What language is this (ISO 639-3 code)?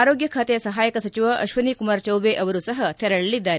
kan